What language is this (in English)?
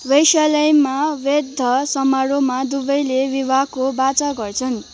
Nepali